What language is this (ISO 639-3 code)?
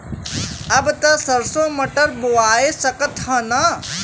bho